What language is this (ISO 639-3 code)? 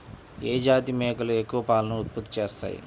tel